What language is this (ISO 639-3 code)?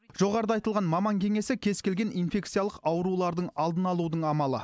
kaz